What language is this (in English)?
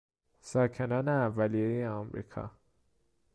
Persian